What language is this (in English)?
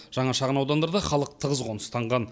Kazakh